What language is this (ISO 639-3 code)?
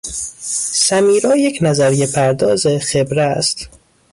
fas